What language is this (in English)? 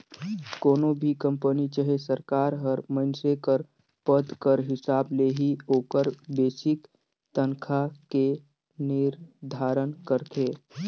Chhattisgarhi